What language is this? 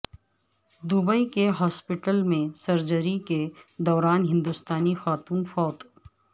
Urdu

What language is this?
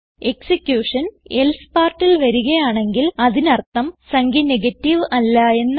Malayalam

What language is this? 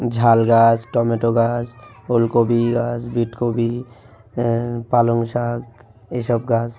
Bangla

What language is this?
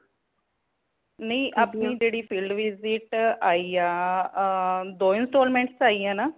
Punjabi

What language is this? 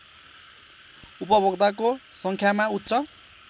Nepali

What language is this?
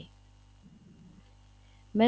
Punjabi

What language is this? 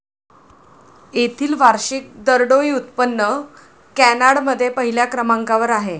Marathi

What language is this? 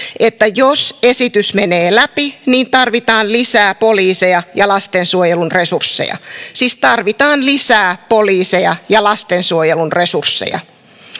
Finnish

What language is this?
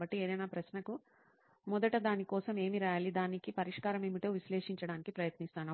Telugu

